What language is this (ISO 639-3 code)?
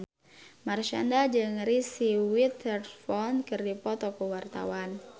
sun